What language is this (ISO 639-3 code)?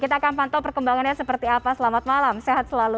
ind